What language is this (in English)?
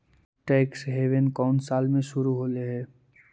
Magahi